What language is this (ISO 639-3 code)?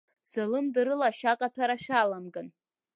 abk